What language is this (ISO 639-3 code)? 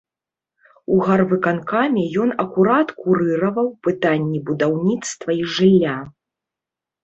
bel